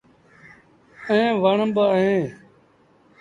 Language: Sindhi Bhil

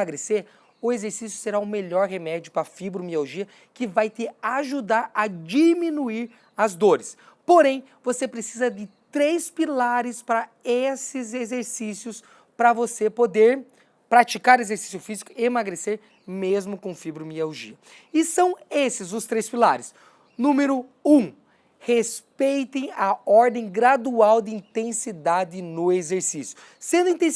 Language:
Portuguese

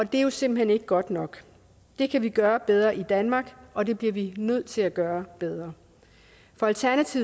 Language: Danish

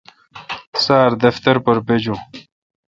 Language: Kalkoti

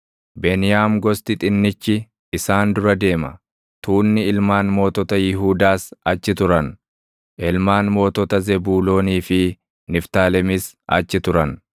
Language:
Oromo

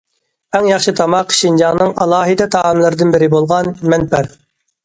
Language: Uyghur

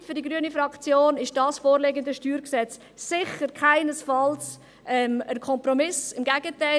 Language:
Swiss German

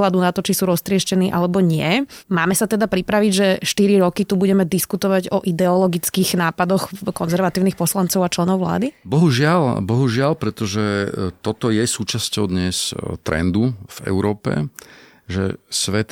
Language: Slovak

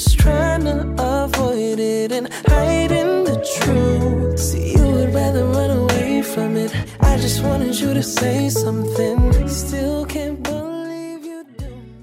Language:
Korean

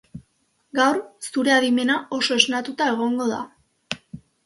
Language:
Basque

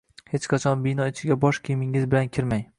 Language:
Uzbek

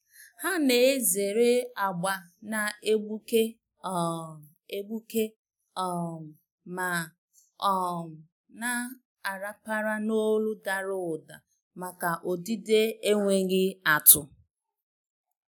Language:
Igbo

